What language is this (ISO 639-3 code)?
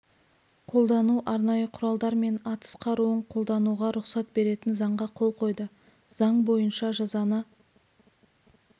kaz